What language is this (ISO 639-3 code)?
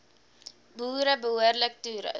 afr